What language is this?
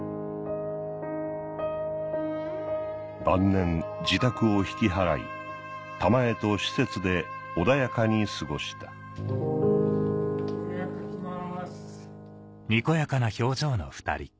Japanese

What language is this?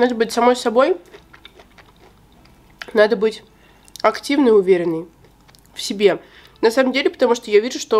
Russian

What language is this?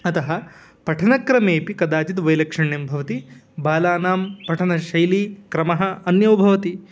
Sanskrit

